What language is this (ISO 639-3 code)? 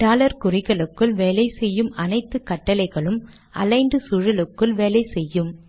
tam